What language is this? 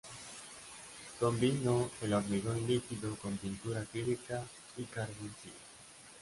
Spanish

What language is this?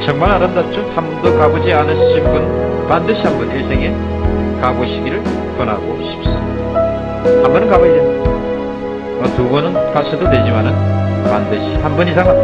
Korean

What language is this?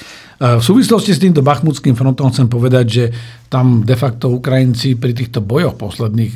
Slovak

